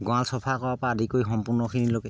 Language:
Assamese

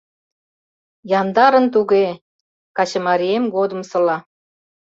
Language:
Mari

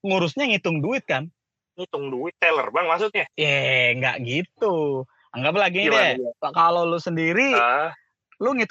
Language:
Indonesian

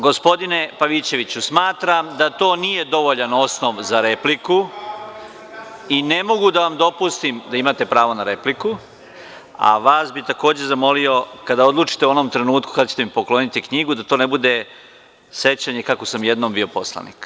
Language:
Serbian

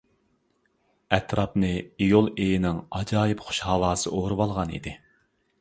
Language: Uyghur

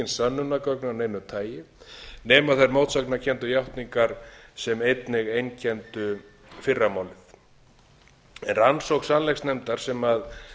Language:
Icelandic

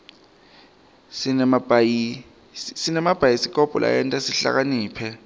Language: Swati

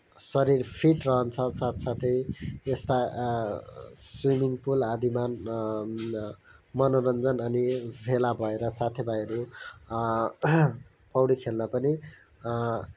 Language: Nepali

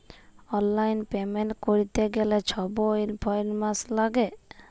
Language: Bangla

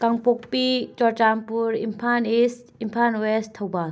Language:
Manipuri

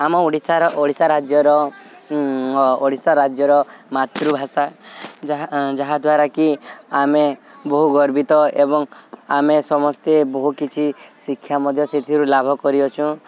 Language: Odia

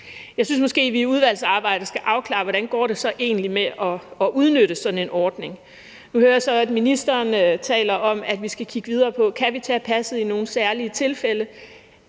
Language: Danish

